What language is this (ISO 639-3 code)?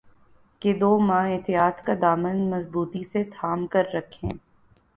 urd